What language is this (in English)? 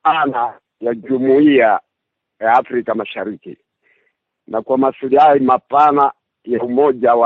Swahili